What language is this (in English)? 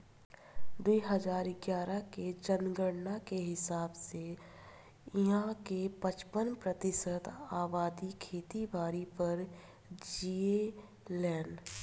Bhojpuri